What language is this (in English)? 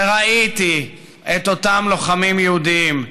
Hebrew